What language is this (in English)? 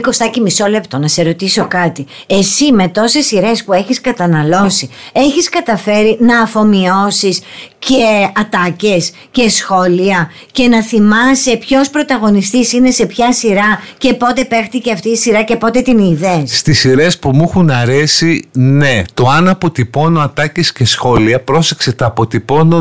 Greek